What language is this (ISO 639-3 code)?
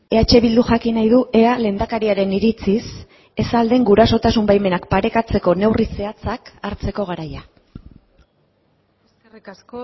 eus